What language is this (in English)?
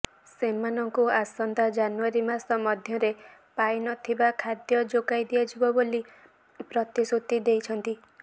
Odia